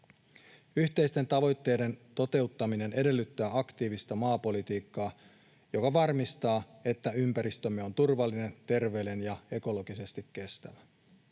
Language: Finnish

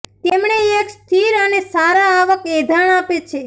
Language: Gujarati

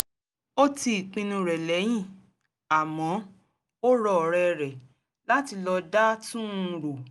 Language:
Yoruba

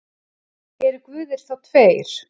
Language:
Icelandic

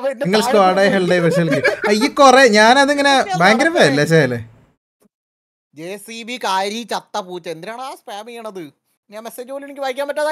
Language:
Malayalam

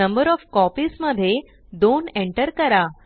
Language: Marathi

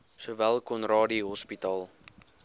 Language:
Afrikaans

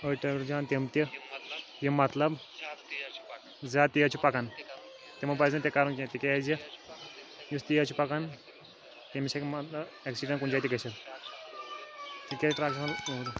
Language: Kashmiri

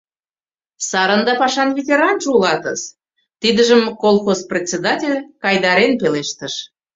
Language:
Mari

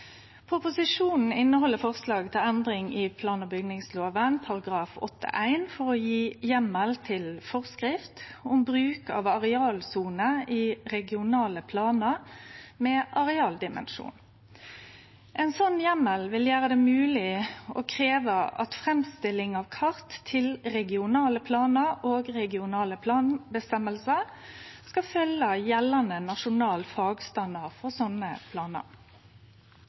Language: Norwegian Nynorsk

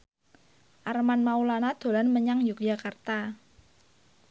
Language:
Javanese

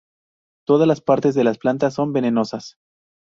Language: Spanish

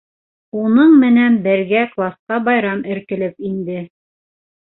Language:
Bashkir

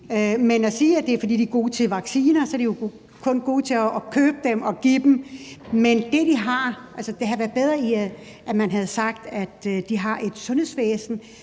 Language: Danish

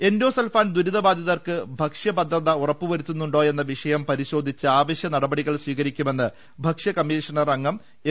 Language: Malayalam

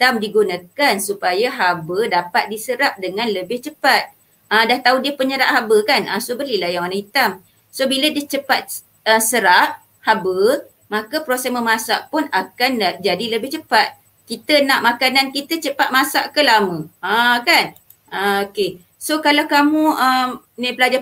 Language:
Malay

